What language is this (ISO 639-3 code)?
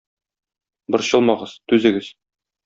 tat